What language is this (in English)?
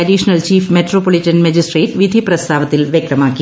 Malayalam